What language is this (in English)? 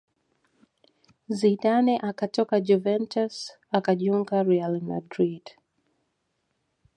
Swahili